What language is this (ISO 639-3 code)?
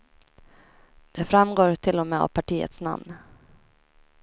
swe